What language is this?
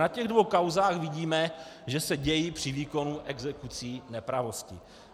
Czech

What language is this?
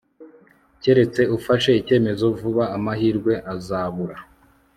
Kinyarwanda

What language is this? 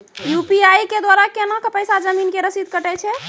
Maithili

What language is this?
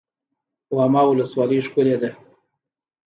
Pashto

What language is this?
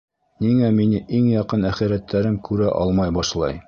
Bashkir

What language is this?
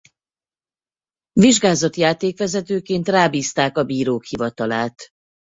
Hungarian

